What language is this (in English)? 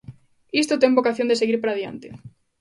Galician